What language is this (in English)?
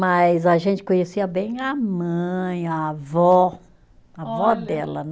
Portuguese